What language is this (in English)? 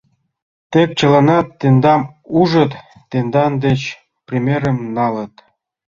Mari